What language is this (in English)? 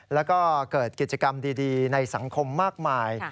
Thai